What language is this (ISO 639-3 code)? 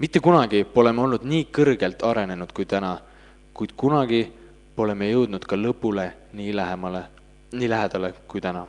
fin